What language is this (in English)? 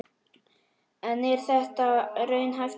Icelandic